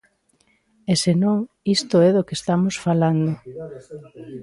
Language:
Galician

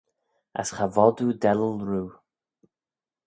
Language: Manx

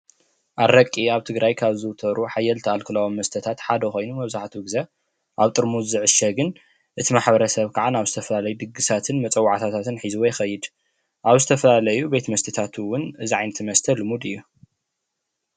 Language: Tigrinya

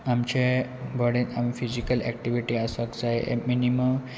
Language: Konkani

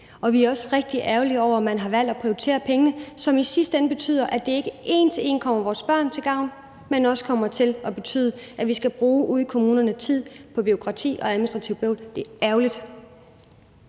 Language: Danish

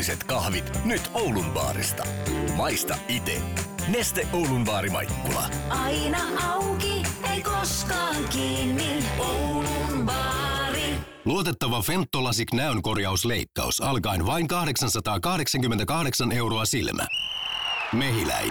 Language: Finnish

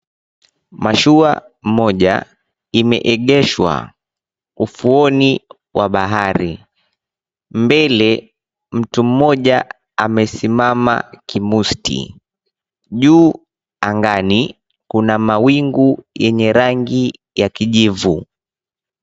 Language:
Swahili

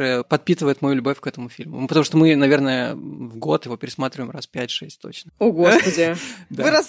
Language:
Russian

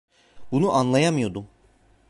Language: Turkish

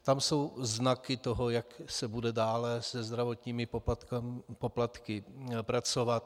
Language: Czech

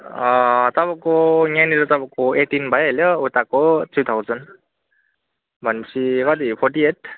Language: Nepali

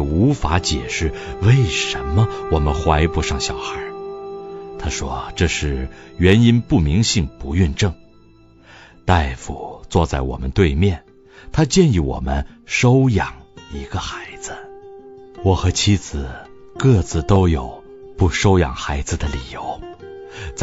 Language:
Chinese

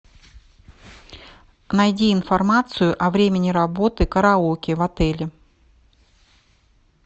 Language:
Russian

